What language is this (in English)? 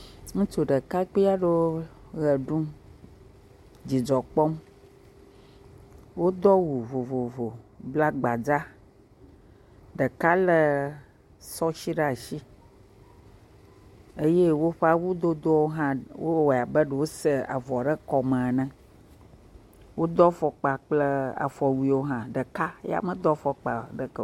Ewe